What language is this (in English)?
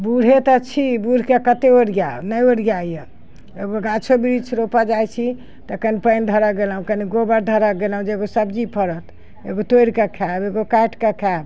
Maithili